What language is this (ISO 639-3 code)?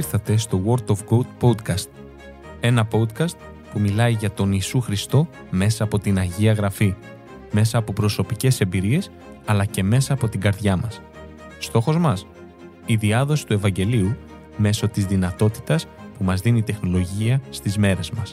ell